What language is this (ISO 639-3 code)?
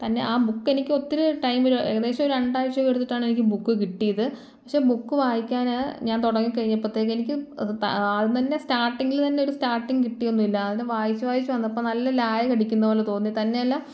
mal